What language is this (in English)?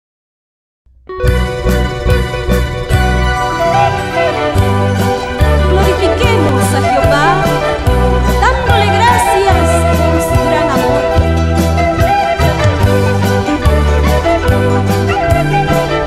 Spanish